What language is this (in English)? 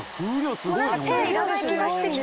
Japanese